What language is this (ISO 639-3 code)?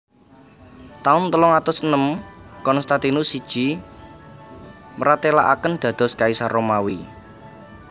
jav